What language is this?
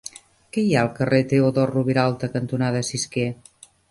Catalan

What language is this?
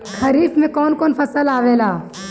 Bhojpuri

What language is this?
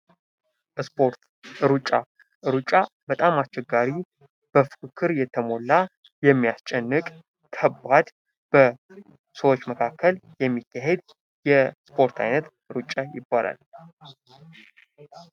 Amharic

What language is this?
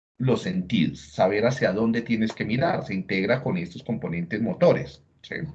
Spanish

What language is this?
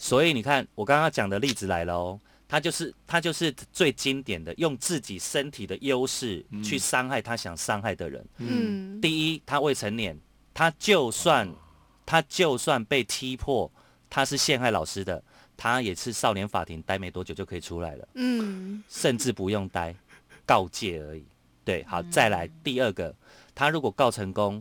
Chinese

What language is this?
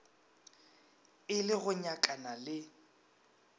Northern Sotho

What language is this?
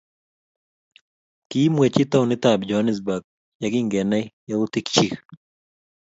Kalenjin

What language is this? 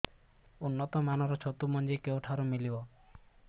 Odia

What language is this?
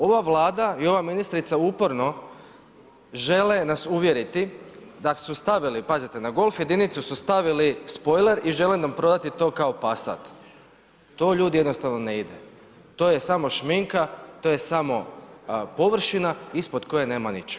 Croatian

